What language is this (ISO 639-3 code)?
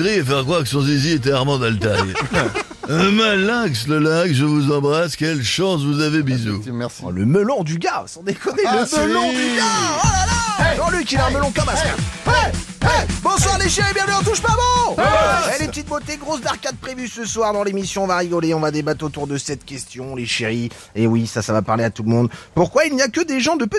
fra